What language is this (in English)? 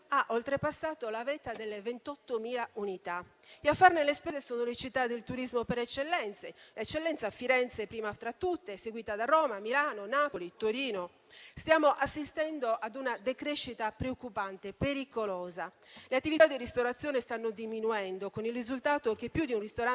Italian